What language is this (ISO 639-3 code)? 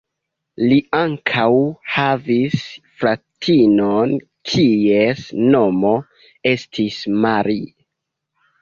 epo